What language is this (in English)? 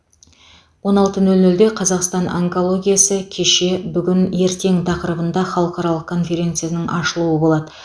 Kazakh